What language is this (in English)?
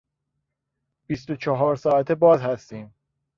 Persian